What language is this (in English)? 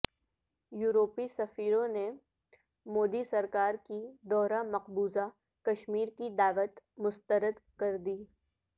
Urdu